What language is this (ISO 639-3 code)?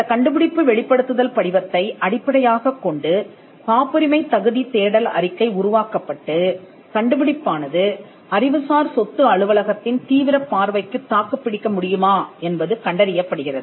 tam